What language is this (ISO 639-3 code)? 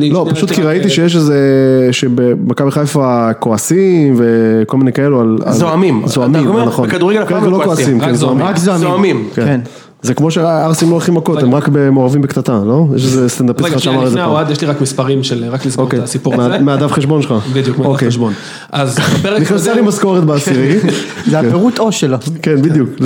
heb